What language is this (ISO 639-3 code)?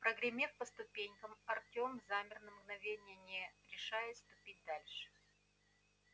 rus